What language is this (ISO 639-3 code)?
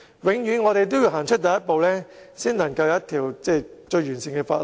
yue